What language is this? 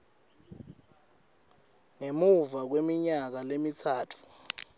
Swati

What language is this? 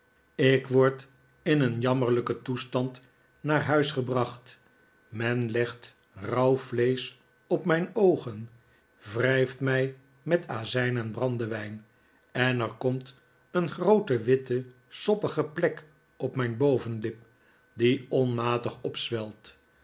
Dutch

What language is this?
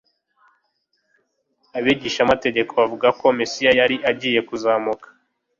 Kinyarwanda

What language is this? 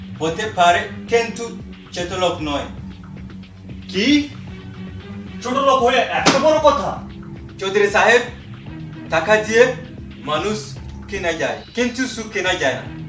Bangla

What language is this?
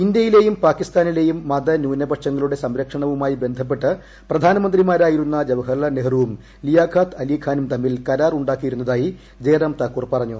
Malayalam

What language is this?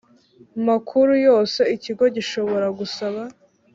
Kinyarwanda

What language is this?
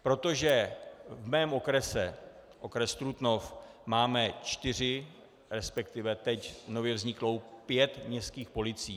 Czech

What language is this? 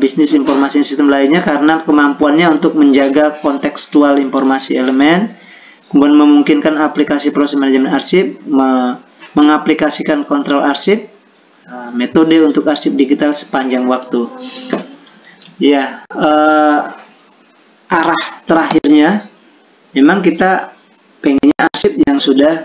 Indonesian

